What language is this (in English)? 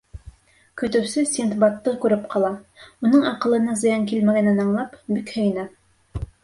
Bashkir